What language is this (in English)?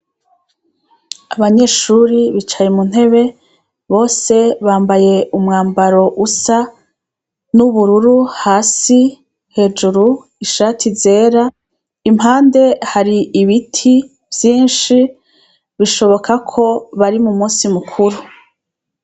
Rundi